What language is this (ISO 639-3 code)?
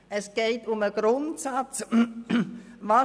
gsw